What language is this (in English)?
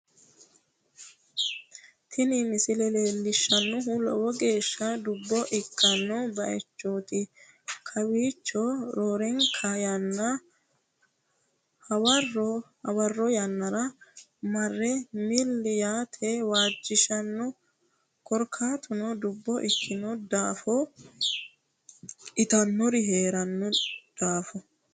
Sidamo